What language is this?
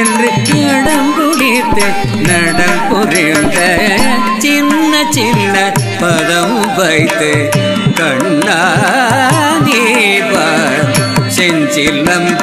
Indonesian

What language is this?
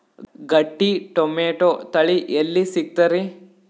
Kannada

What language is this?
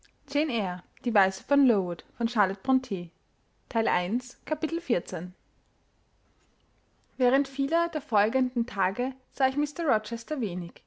German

